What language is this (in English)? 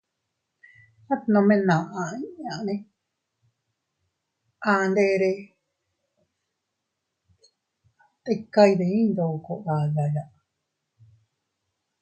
Teutila Cuicatec